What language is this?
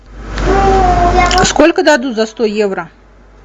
Russian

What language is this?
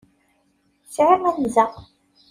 Kabyle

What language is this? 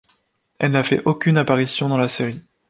French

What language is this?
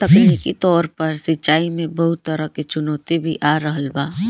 Bhojpuri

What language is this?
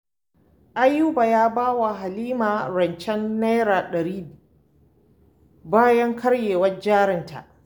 Hausa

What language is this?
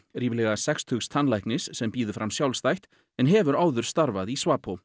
Icelandic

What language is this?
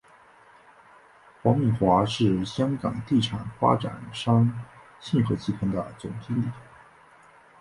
Chinese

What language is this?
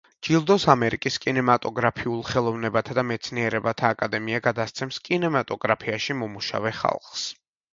Georgian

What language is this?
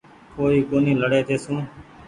Goaria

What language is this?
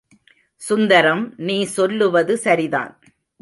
Tamil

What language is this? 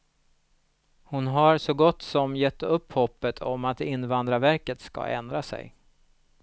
Swedish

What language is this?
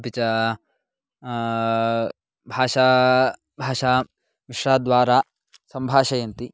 Sanskrit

